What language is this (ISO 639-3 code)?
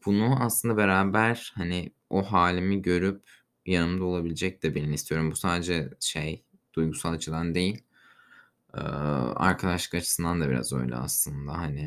tur